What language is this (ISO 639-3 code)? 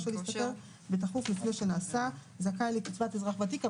heb